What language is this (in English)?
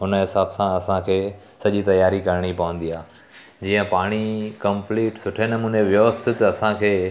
Sindhi